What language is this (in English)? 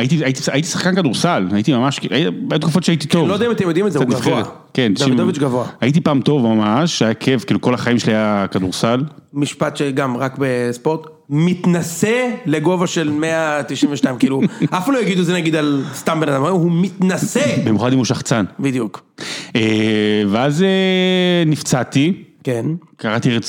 Hebrew